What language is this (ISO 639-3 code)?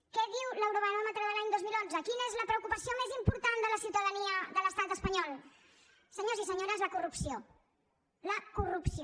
cat